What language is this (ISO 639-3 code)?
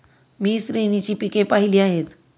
mar